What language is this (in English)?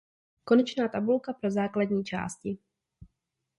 Czech